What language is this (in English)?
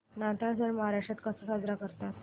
Marathi